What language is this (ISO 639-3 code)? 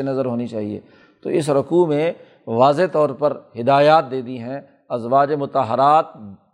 urd